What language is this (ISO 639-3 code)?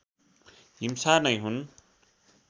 nep